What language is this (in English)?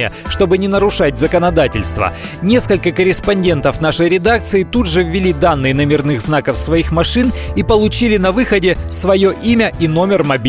Russian